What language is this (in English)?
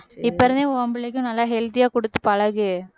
Tamil